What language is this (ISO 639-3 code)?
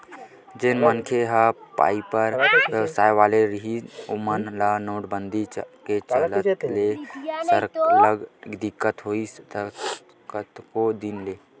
hne